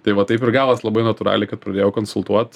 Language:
Lithuanian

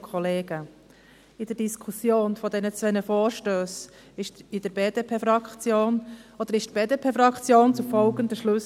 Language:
Swiss German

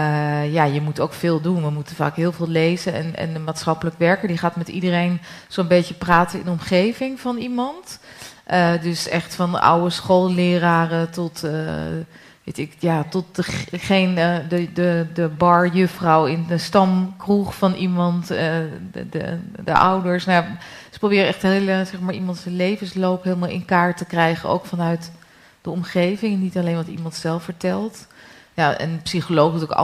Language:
Dutch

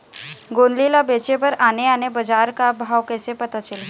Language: Chhattisgarhi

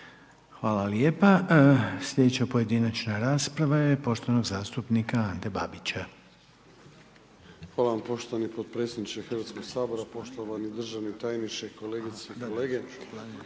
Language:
Croatian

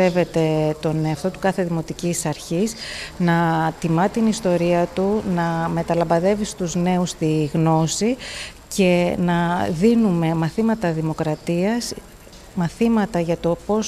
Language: Greek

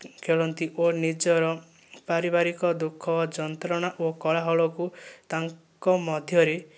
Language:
Odia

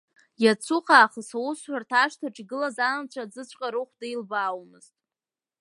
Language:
Abkhazian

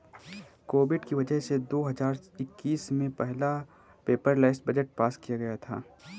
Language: Hindi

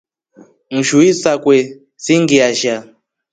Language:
Rombo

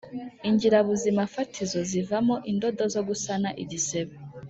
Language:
Kinyarwanda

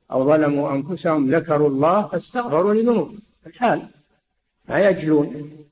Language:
Arabic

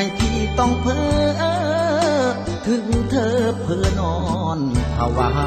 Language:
Thai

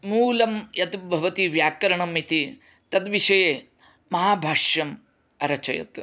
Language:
Sanskrit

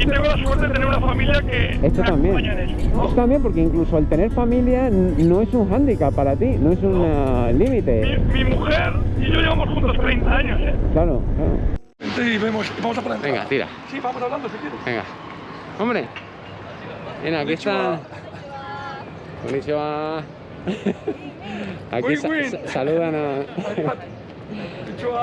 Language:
Spanish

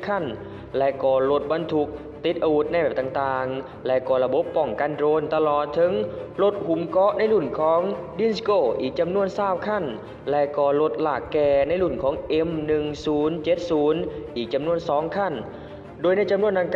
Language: Thai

